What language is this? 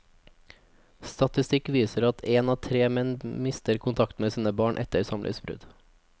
Norwegian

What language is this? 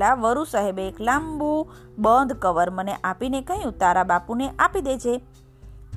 Gujarati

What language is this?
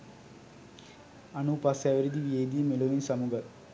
Sinhala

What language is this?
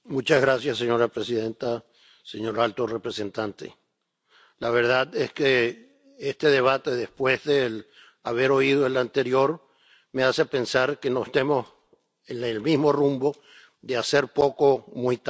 Spanish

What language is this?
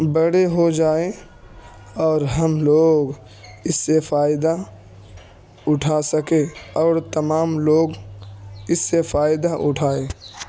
Urdu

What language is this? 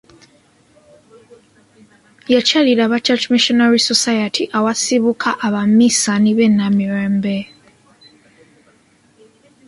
Ganda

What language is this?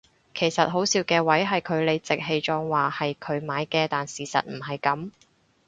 Cantonese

